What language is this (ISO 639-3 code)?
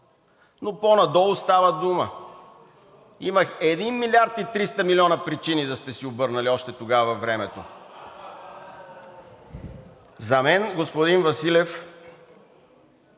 bul